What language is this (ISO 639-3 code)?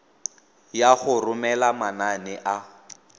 tsn